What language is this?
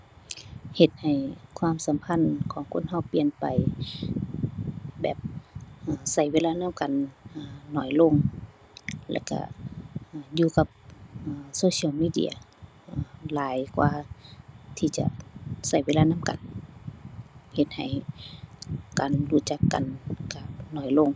Thai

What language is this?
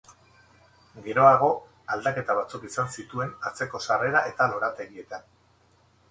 Basque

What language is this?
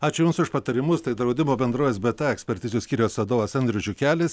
Lithuanian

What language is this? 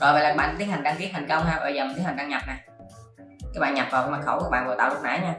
Vietnamese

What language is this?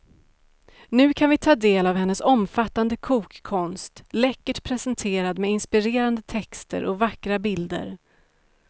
Swedish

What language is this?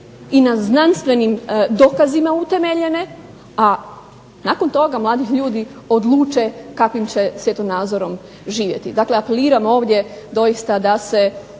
Croatian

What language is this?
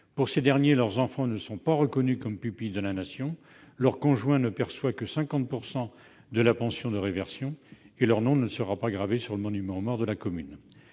French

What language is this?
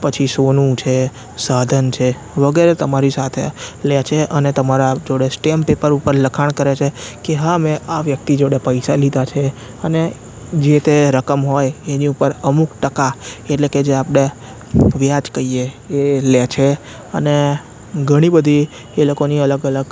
Gujarati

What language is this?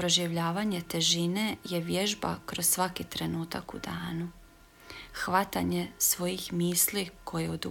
Croatian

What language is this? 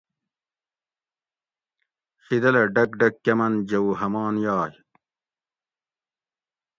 Gawri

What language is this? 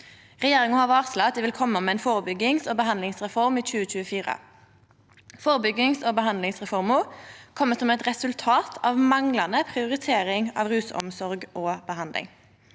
Norwegian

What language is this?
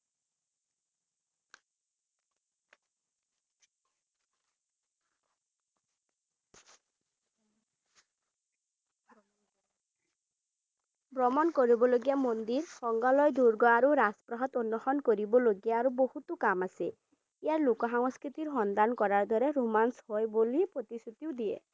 Assamese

